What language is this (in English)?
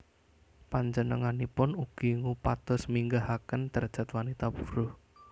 Javanese